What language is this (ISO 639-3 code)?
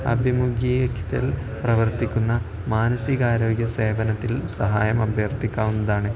mal